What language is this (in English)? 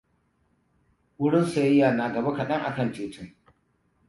Hausa